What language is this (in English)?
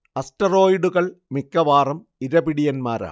Malayalam